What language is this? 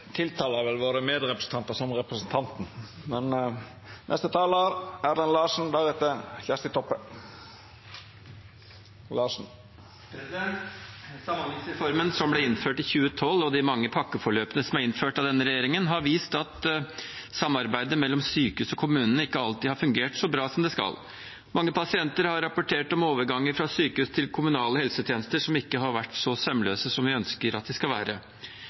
Norwegian Bokmål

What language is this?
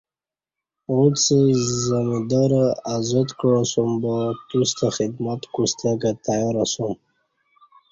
Kati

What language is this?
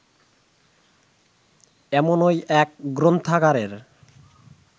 Bangla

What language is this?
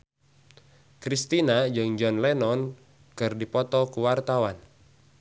Sundanese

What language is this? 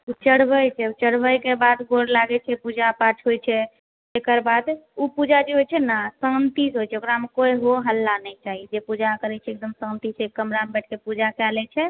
Maithili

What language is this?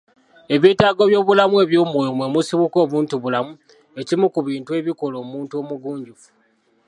Ganda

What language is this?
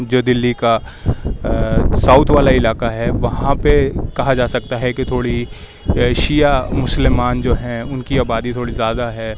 Urdu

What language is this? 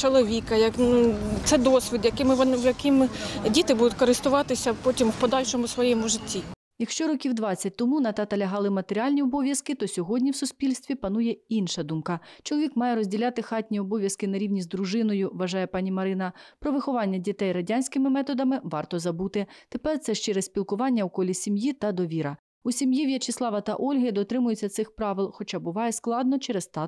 Ukrainian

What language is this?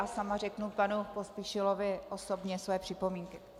Czech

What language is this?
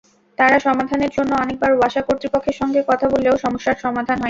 Bangla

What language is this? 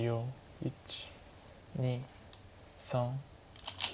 Japanese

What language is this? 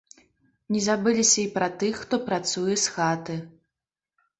Belarusian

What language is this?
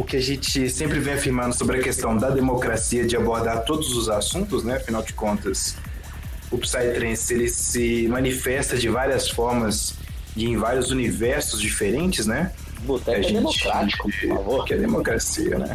Portuguese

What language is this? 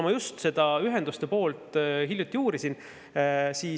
Estonian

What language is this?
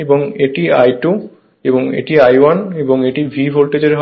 Bangla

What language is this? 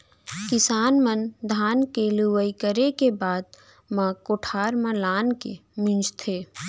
Chhattisgarhi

